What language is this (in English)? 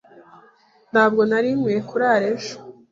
Kinyarwanda